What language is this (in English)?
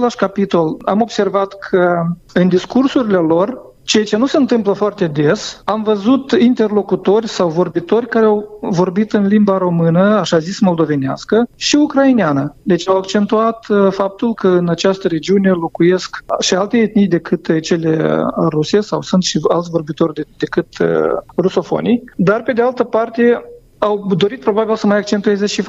Romanian